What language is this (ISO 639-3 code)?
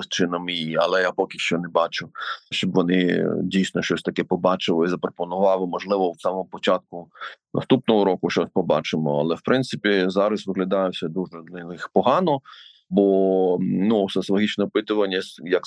ukr